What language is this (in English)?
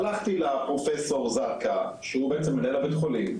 Hebrew